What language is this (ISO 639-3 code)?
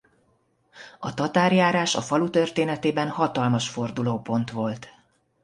hun